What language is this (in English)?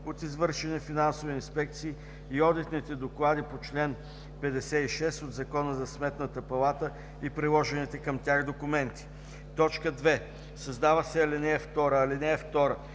Bulgarian